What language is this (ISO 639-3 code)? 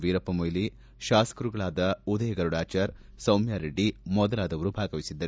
kan